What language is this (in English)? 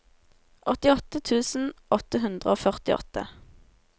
Norwegian